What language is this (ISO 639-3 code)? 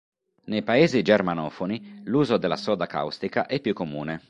ita